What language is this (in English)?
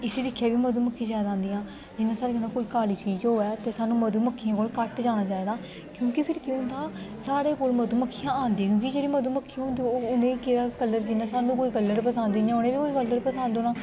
Dogri